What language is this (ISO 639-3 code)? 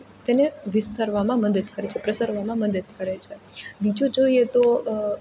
guj